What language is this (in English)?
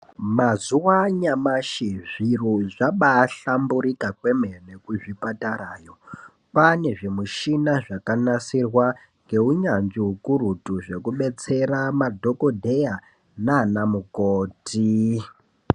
Ndau